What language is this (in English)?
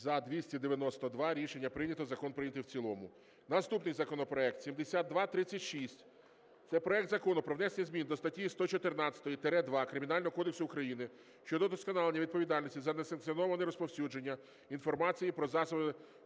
Ukrainian